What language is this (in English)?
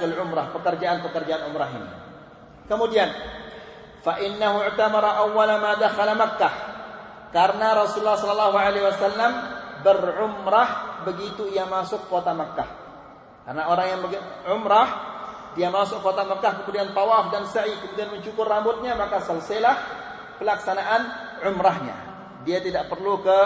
Malay